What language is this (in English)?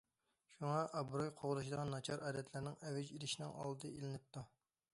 Uyghur